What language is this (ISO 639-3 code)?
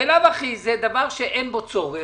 heb